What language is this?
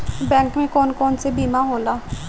Bhojpuri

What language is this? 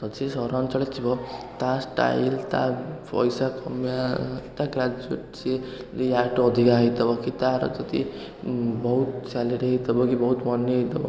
Odia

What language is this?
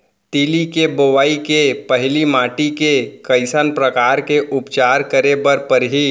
Chhattisgarhi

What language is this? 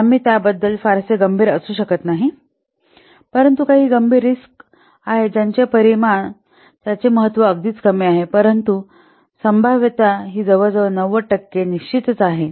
Marathi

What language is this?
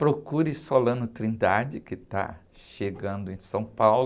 Portuguese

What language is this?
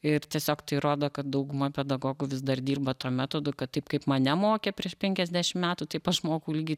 Lithuanian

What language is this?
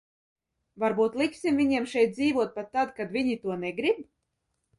Latvian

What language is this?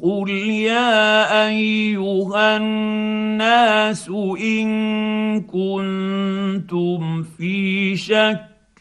Arabic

